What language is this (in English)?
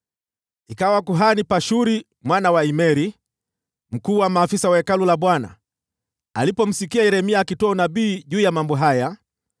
Swahili